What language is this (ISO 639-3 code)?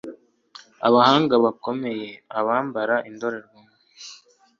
kin